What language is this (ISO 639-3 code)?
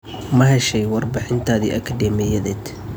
som